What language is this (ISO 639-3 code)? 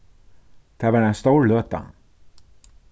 fao